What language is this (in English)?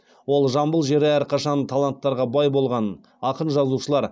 Kazakh